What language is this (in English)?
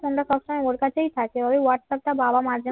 Bangla